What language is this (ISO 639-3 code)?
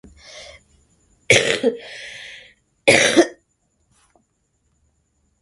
swa